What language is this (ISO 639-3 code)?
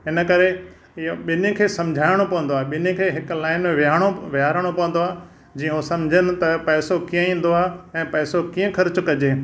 snd